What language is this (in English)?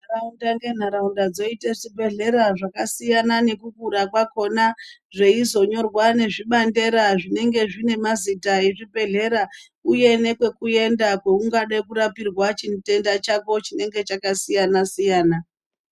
Ndau